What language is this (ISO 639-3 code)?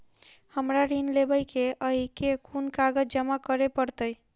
mai